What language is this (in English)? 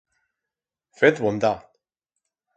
Aragonese